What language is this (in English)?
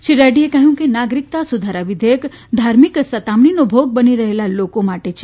Gujarati